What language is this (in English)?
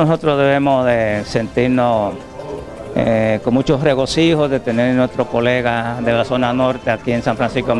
Spanish